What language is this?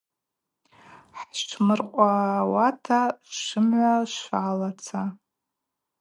Abaza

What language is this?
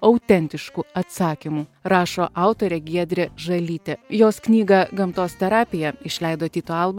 Lithuanian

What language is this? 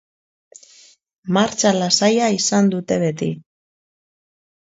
Basque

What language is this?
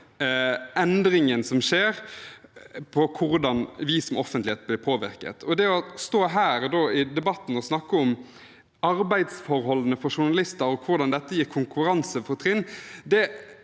Norwegian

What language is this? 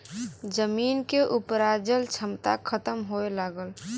Bhojpuri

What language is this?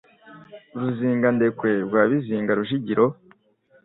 Kinyarwanda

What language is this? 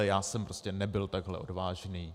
Czech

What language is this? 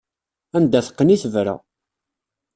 Kabyle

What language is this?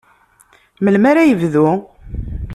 Kabyle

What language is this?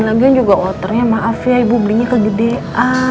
Indonesian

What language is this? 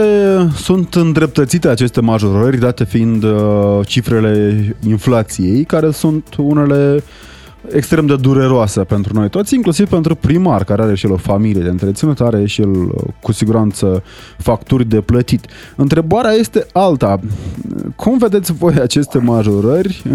Romanian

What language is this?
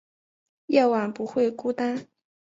Chinese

